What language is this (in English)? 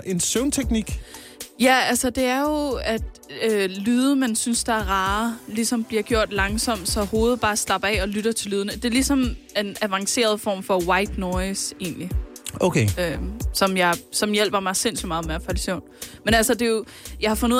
Danish